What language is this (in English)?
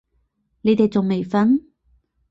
Cantonese